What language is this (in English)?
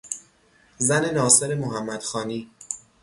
Persian